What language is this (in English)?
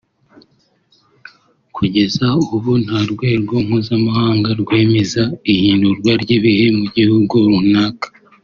Kinyarwanda